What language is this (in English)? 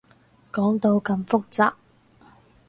Cantonese